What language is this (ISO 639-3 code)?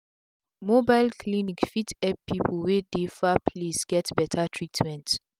pcm